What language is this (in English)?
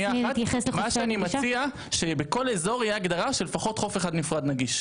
Hebrew